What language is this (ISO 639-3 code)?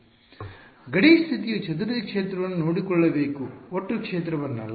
kan